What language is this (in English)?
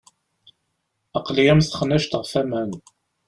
Kabyle